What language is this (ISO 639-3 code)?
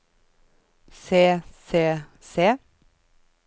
nor